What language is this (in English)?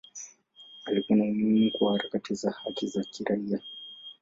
Swahili